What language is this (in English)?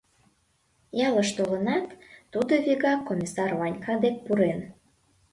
Mari